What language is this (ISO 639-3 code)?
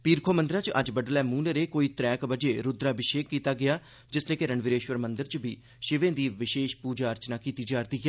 doi